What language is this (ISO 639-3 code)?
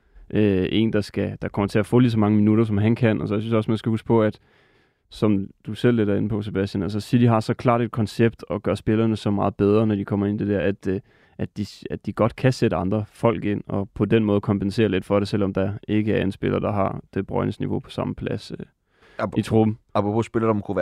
dan